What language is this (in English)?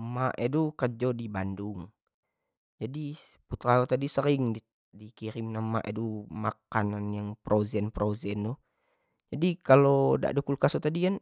Jambi Malay